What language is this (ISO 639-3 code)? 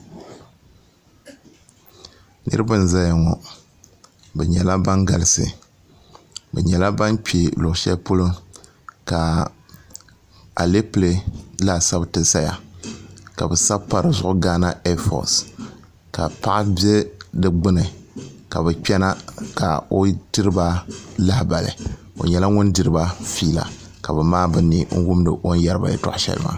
dag